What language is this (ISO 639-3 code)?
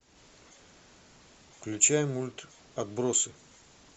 rus